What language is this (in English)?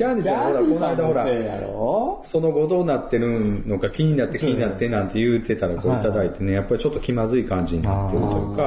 Japanese